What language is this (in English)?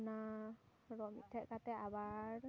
Santali